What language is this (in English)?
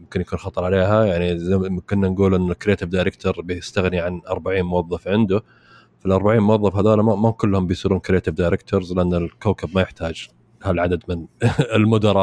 Arabic